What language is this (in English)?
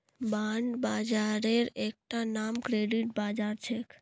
Magahi